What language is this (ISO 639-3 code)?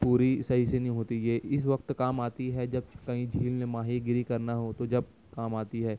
urd